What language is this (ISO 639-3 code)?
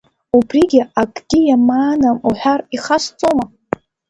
abk